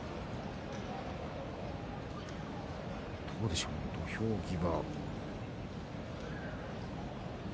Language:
Japanese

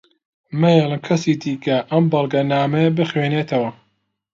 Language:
Central Kurdish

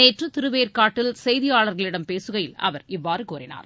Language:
Tamil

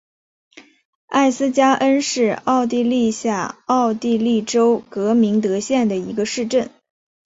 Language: Chinese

